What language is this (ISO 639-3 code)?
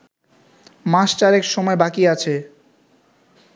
ben